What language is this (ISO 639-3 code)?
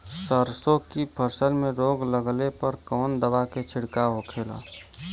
bho